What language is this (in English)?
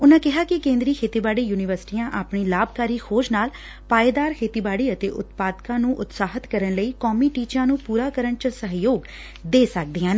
Punjabi